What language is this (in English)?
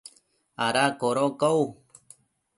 Matsés